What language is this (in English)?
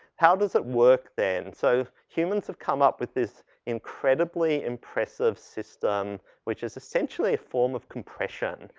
English